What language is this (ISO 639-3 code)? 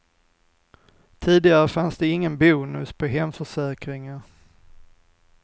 swe